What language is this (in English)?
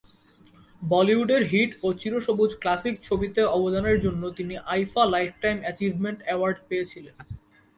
Bangla